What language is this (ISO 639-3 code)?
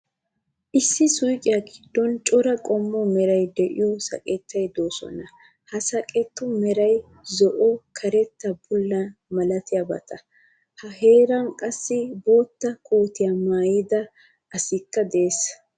wal